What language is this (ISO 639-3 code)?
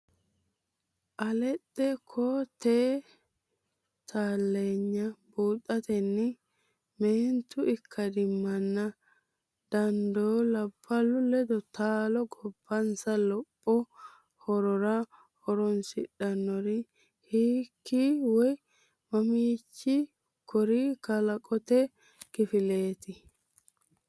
sid